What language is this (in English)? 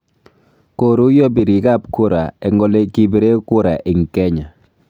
Kalenjin